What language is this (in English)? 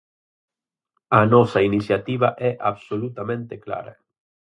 Galician